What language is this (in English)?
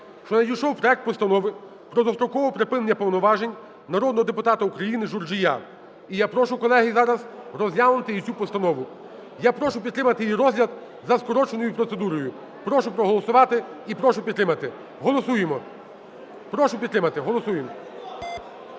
Ukrainian